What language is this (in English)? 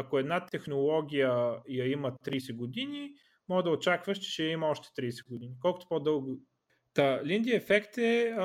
Bulgarian